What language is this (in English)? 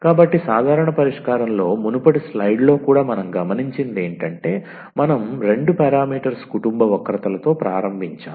Telugu